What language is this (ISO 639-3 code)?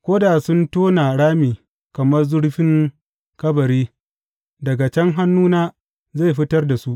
hau